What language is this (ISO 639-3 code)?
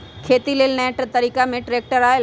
mag